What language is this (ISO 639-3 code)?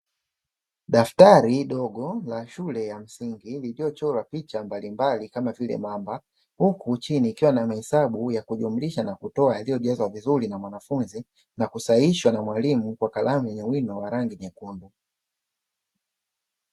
swa